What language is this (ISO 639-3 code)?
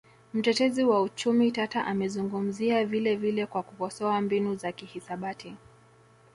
swa